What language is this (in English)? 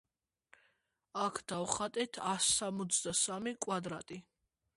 Georgian